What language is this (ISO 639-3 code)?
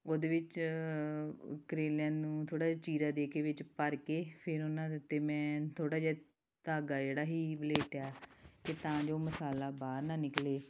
pan